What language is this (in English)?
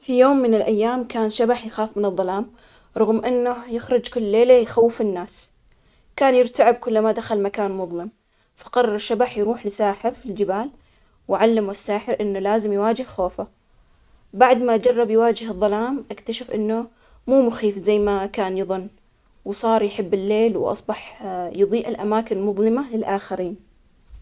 Omani Arabic